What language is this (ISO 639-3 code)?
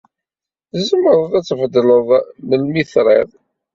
kab